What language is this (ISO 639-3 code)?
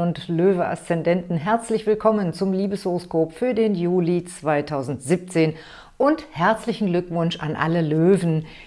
deu